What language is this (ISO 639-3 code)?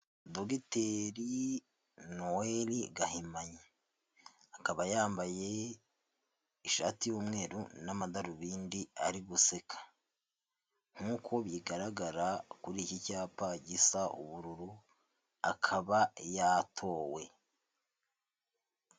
kin